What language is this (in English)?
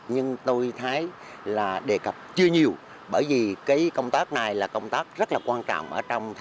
Vietnamese